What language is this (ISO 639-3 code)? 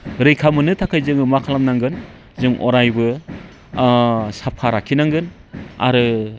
brx